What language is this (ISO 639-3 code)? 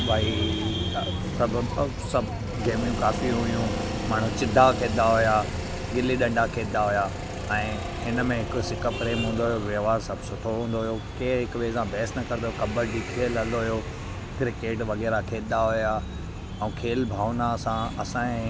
snd